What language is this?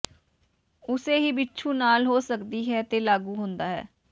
Punjabi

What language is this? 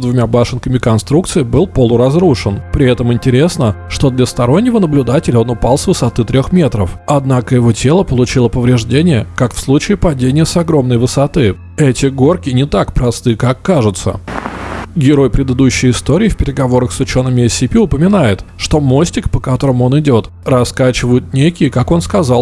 Russian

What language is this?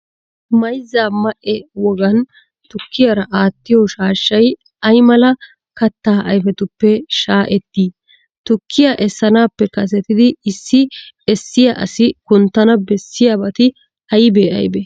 Wolaytta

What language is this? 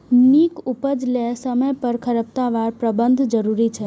Maithili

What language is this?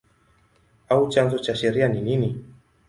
Swahili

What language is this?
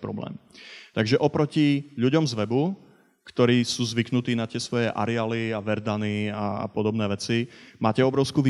Slovak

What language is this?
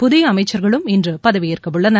Tamil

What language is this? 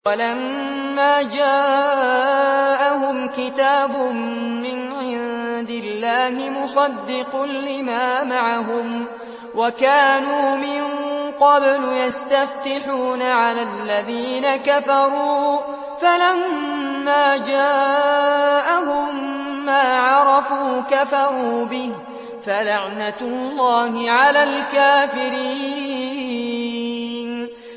Arabic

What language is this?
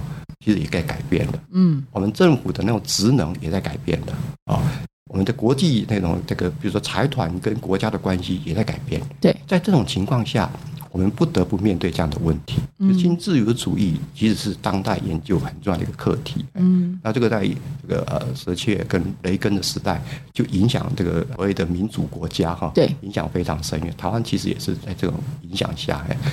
Chinese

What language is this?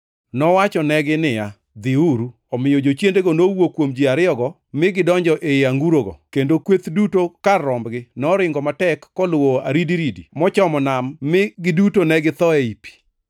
Luo (Kenya and Tanzania)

